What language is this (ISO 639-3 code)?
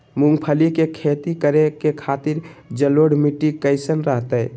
mag